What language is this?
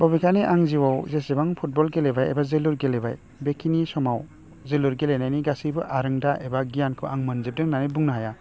Bodo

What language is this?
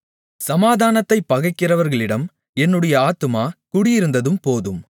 Tamil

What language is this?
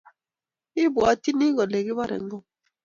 Kalenjin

